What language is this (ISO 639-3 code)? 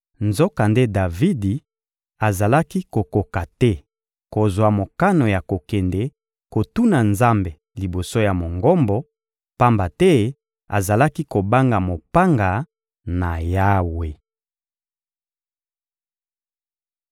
lin